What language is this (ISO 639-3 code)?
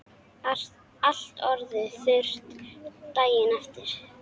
isl